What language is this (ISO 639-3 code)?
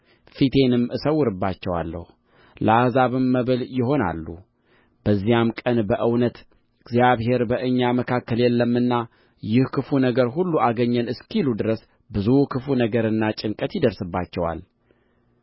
amh